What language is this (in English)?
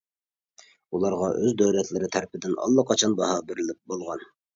Uyghur